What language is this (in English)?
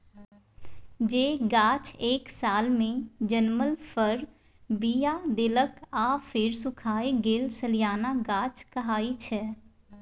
Maithili